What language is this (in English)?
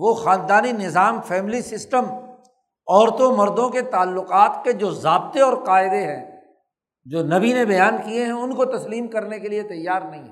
Urdu